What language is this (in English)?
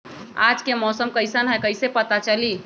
Magahi